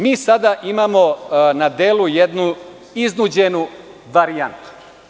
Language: Serbian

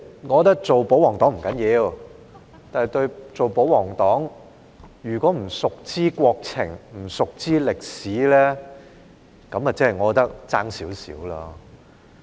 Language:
Cantonese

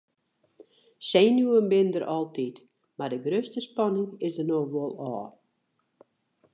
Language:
Western Frisian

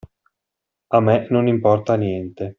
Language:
Italian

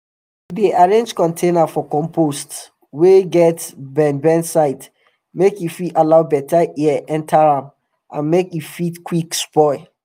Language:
Nigerian Pidgin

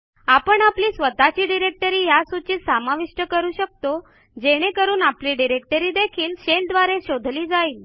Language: Marathi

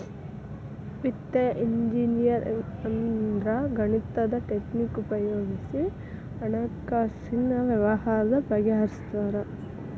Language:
Kannada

